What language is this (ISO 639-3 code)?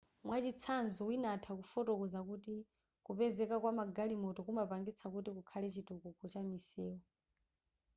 nya